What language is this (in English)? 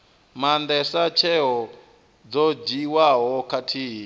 Venda